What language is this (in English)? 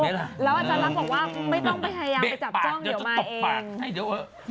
Thai